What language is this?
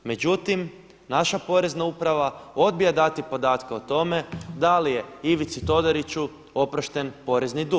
Croatian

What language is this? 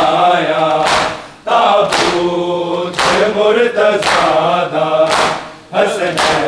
Arabic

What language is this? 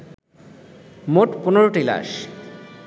Bangla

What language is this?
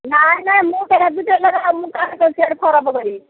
Odia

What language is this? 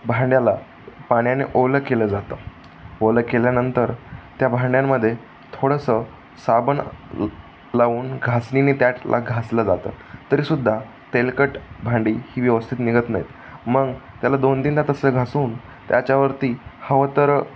Marathi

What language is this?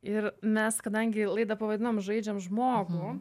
Lithuanian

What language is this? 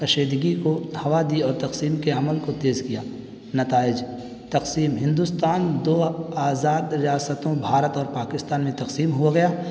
Urdu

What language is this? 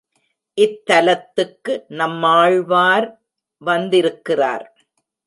Tamil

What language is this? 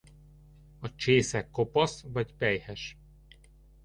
Hungarian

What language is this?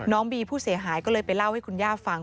Thai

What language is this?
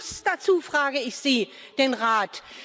German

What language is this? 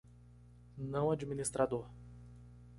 Portuguese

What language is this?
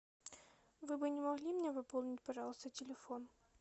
Russian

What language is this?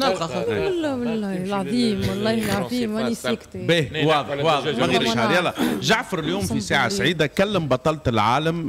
Arabic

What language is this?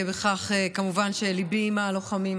Hebrew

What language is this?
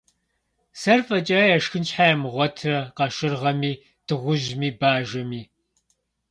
Kabardian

